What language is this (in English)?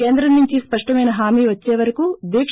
Telugu